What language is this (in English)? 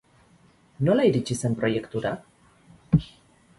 Basque